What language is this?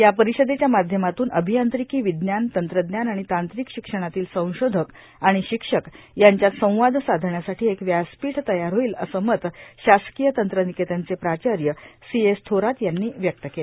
Marathi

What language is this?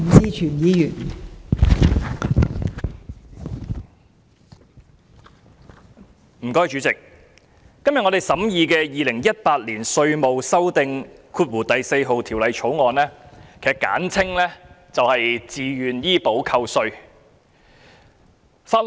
Cantonese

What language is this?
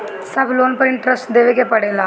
Bhojpuri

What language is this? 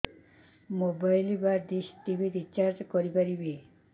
Odia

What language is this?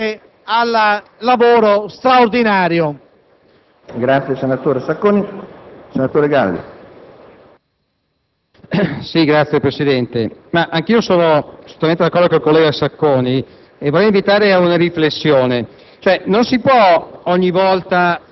Italian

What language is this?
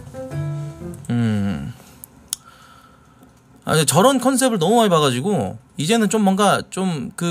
Korean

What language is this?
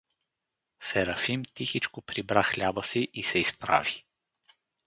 Bulgarian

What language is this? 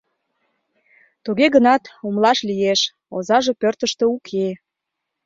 Mari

